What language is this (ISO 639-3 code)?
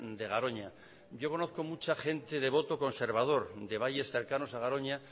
spa